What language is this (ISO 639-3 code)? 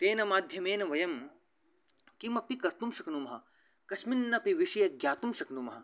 san